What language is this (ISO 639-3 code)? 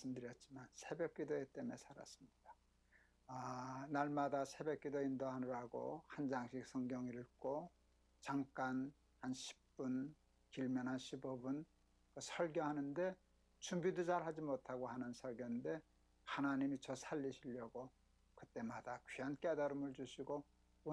kor